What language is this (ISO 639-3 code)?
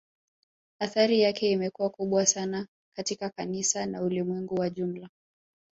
swa